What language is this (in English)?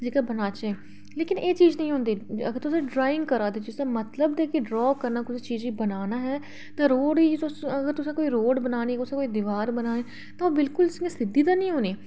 Dogri